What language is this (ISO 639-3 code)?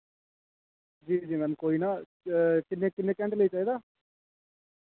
doi